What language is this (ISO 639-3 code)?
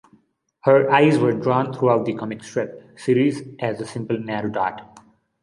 eng